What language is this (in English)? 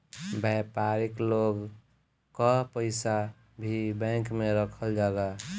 Bhojpuri